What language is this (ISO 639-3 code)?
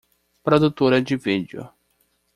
por